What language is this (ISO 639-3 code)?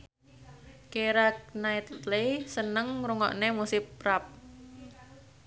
jav